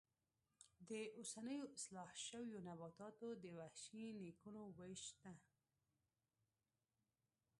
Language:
Pashto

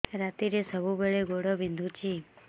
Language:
Odia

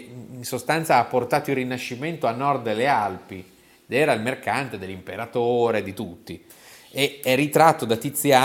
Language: Italian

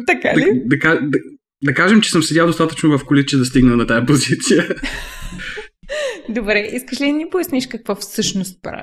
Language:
Bulgarian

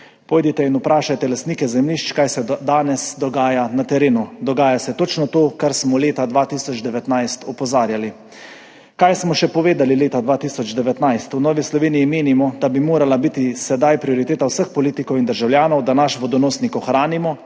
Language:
Slovenian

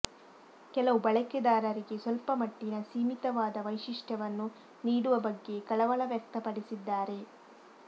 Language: Kannada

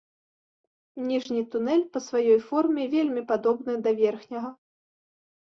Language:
Belarusian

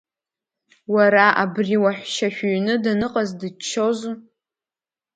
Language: Abkhazian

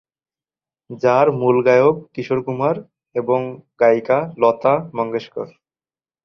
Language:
Bangla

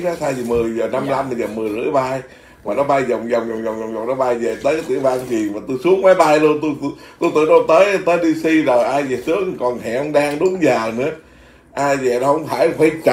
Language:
Vietnamese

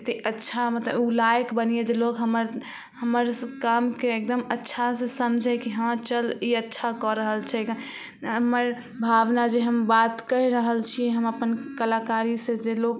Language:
Maithili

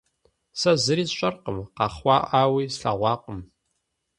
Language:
Kabardian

